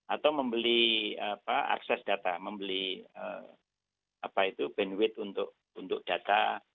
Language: Indonesian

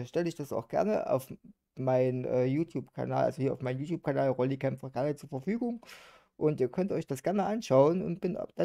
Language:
German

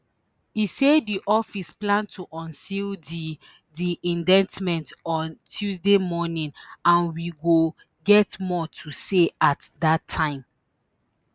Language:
Nigerian Pidgin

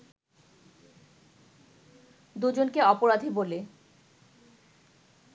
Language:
Bangla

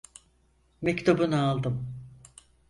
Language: Turkish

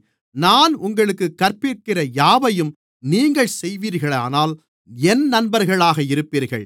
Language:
Tamil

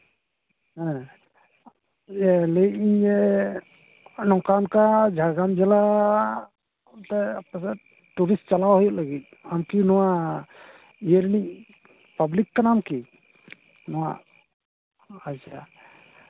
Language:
Santali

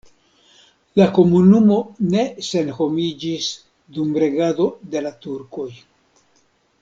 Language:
Esperanto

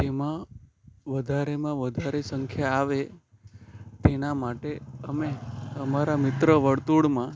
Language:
Gujarati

